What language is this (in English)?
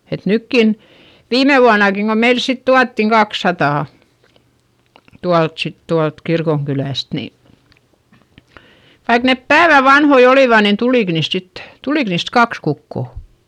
Finnish